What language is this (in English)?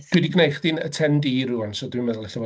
Welsh